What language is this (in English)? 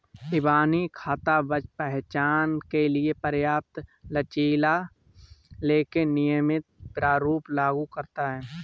Hindi